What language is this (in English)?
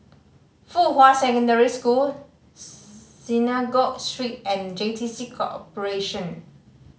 English